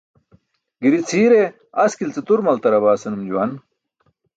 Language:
Burushaski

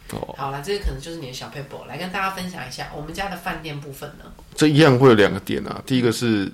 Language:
Chinese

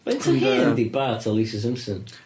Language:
Welsh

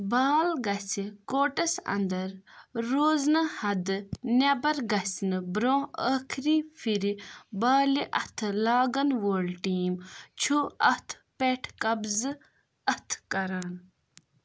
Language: Kashmiri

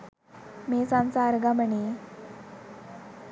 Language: Sinhala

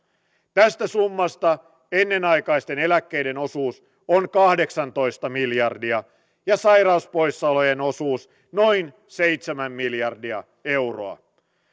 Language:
Finnish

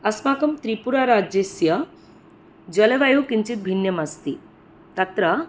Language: Sanskrit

